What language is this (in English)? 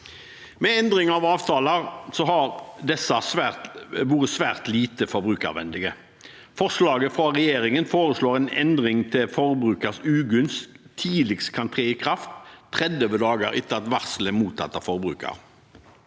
Norwegian